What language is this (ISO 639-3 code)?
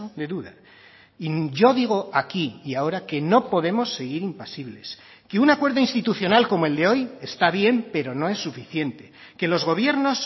spa